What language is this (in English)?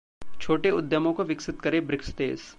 Hindi